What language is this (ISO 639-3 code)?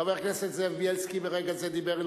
heb